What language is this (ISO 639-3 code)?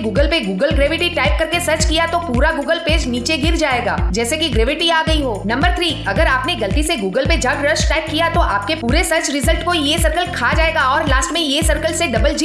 hin